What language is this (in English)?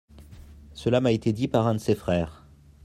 French